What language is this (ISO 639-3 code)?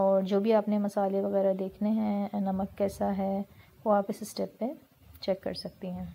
hin